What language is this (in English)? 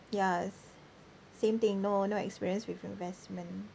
English